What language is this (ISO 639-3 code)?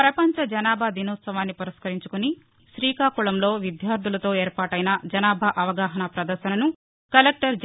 tel